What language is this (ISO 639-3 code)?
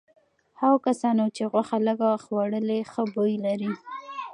pus